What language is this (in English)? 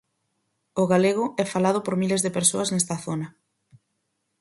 Galician